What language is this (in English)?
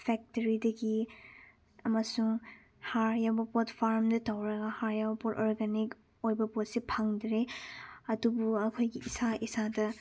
Manipuri